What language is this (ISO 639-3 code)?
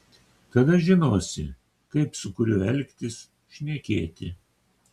lit